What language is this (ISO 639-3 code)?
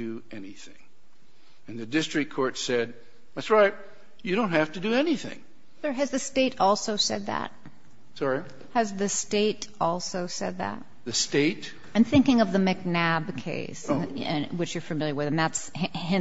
eng